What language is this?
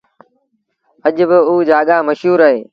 Sindhi Bhil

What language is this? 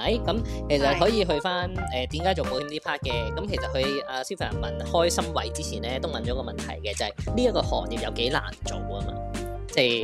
Chinese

